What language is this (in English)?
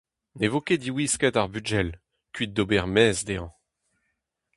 Breton